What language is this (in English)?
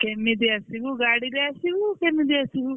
Odia